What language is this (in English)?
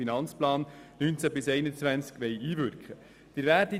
Swiss German